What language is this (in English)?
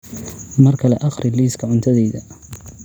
Somali